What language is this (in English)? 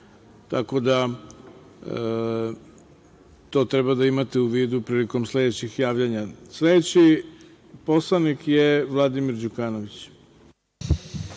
Serbian